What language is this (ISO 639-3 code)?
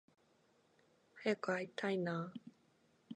jpn